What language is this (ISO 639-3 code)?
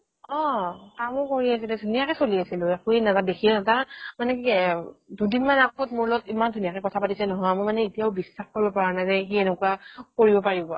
asm